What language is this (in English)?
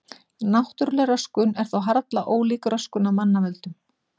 Icelandic